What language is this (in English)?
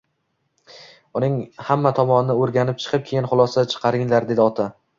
Uzbek